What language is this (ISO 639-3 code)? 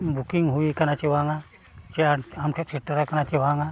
sat